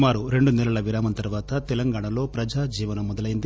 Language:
Telugu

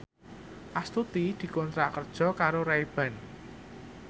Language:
Javanese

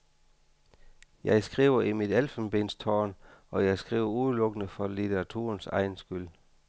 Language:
Danish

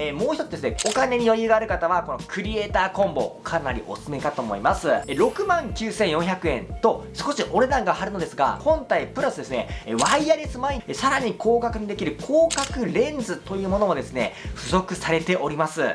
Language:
Japanese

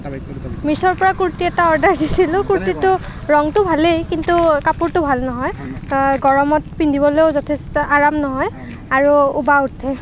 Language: Assamese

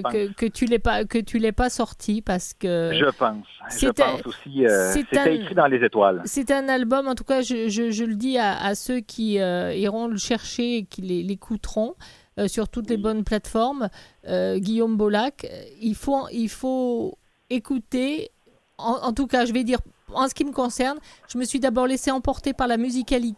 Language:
French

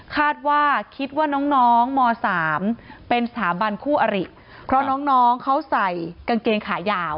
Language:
Thai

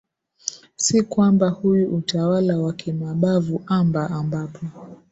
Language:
Swahili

